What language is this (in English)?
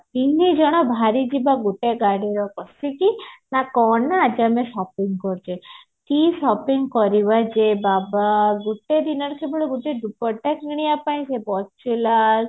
Odia